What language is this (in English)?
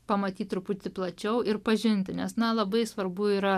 Lithuanian